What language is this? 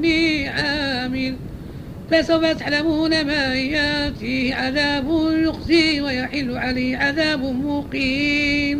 Arabic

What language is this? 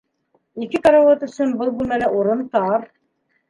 Bashkir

